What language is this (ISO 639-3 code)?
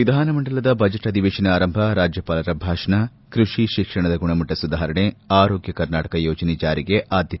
kan